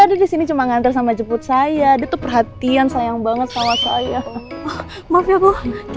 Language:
Indonesian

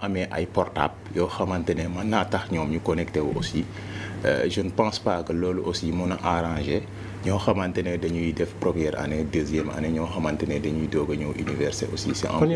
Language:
French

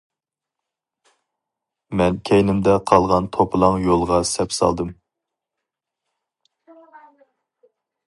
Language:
Uyghur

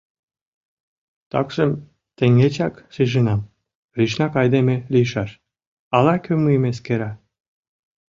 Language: Mari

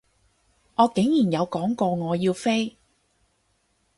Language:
Cantonese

